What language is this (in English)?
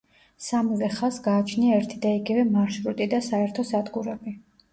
Georgian